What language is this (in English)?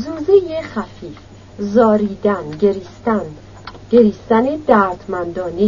Persian